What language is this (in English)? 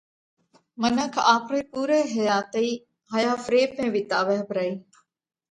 Parkari Koli